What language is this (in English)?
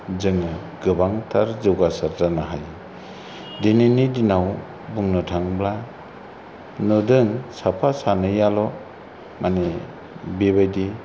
Bodo